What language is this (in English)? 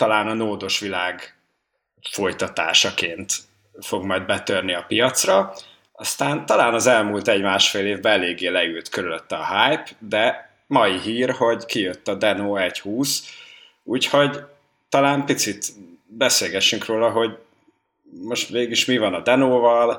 Hungarian